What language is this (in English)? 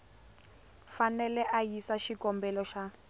Tsonga